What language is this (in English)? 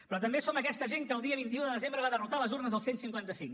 Catalan